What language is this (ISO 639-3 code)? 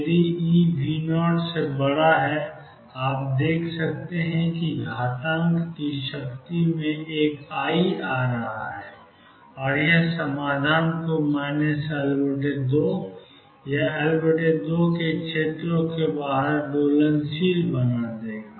hin